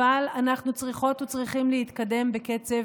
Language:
Hebrew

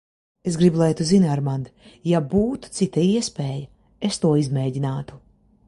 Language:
Latvian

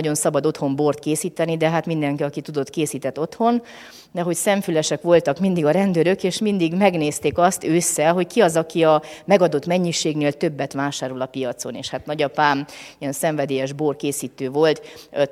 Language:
Hungarian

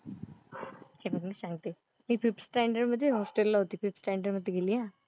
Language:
Marathi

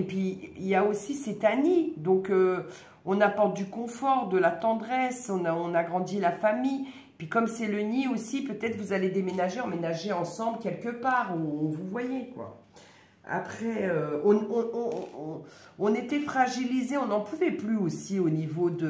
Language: French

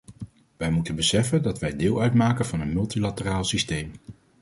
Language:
Dutch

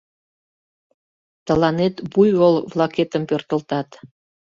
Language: Mari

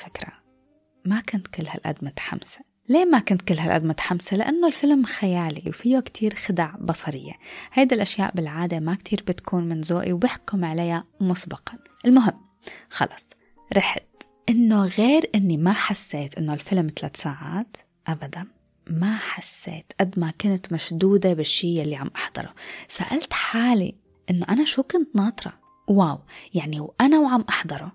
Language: Arabic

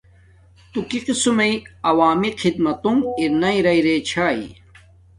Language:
Domaaki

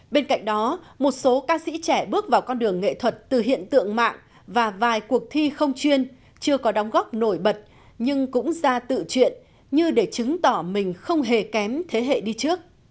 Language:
Vietnamese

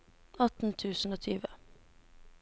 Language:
Norwegian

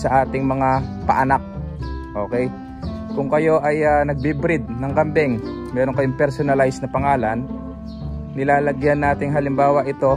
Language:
Filipino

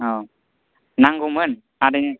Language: Bodo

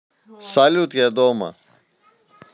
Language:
Russian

